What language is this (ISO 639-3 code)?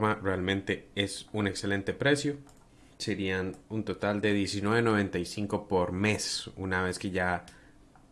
spa